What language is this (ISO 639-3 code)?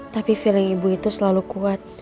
ind